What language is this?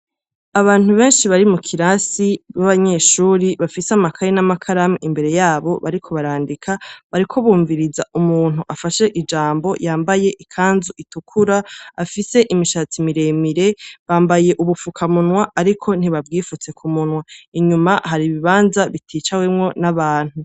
Rundi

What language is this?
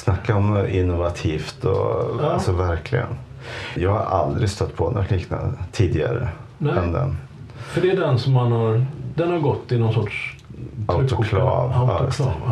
Swedish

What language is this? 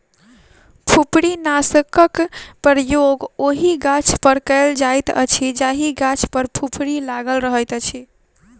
Maithili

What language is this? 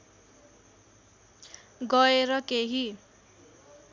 Nepali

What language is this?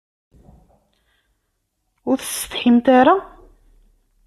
Kabyle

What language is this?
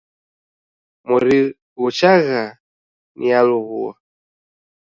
Taita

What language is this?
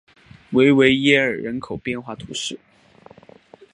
Chinese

